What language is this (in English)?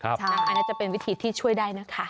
Thai